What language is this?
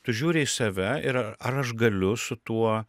Lithuanian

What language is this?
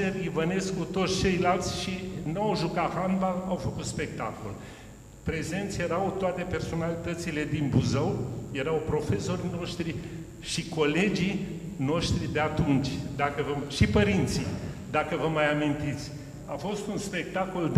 Romanian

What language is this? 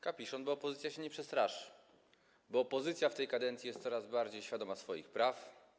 Polish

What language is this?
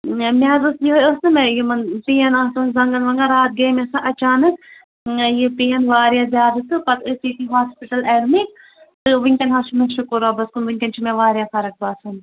Kashmiri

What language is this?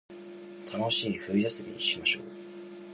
Japanese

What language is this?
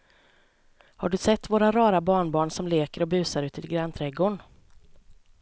Swedish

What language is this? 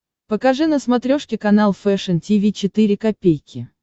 Russian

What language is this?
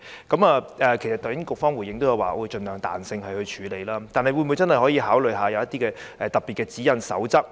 Cantonese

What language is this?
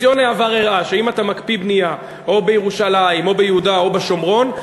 Hebrew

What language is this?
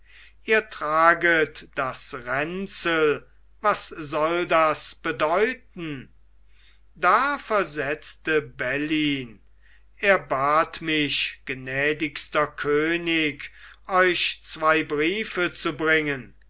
German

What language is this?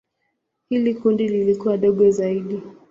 Swahili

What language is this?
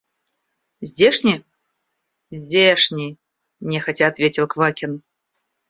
Russian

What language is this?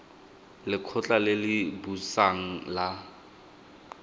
Tswana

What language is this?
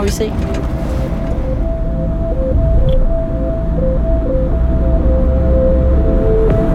Danish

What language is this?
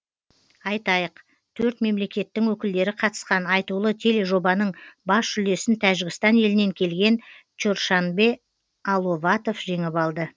Kazakh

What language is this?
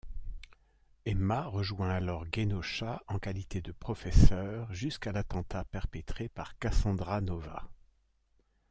French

